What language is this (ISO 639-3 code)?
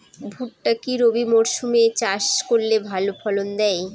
ben